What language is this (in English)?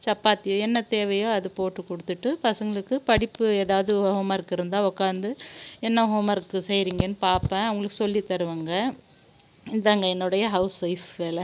Tamil